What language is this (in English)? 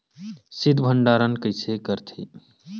Chhattisgarhi